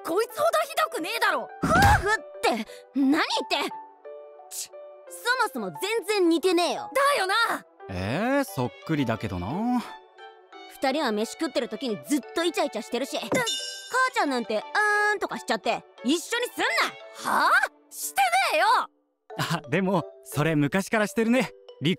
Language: Japanese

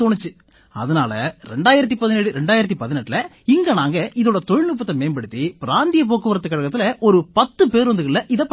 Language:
Tamil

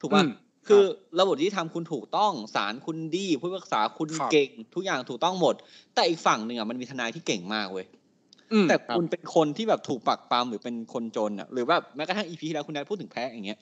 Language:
Thai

